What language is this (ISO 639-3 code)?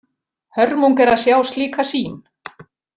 isl